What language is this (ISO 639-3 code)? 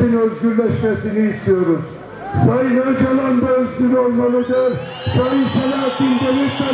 tur